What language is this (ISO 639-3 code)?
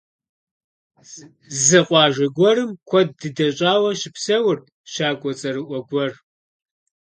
kbd